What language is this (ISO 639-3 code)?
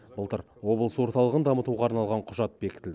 kaz